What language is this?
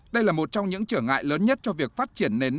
Vietnamese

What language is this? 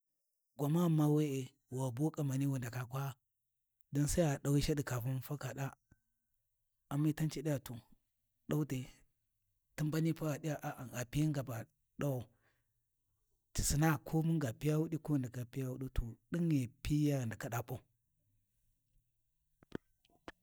Warji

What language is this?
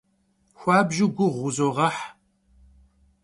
Kabardian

